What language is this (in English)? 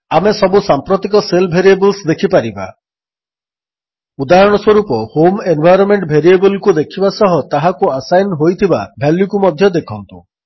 Odia